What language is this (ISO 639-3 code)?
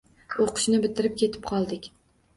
uzb